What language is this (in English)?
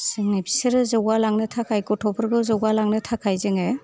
Bodo